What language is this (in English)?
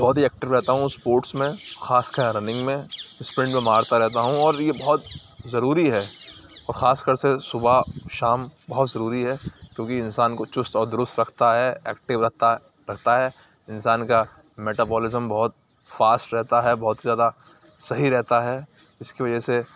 Urdu